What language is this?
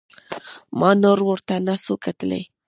Pashto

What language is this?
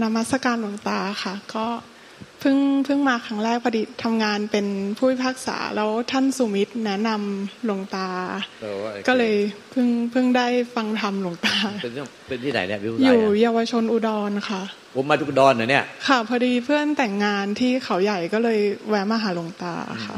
Thai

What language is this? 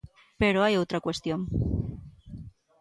Galician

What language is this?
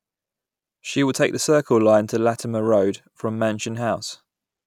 English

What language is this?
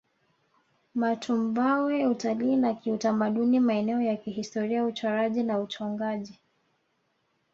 Swahili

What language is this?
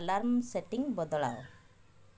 Odia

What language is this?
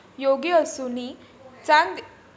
Marathi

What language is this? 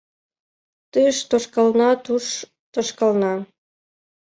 Mari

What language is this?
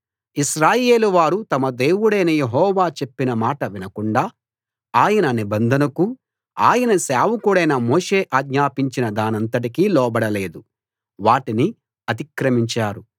Telugu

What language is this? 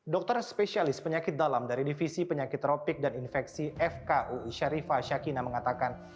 Indonesian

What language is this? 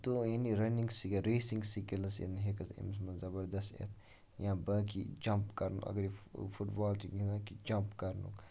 Kashmiri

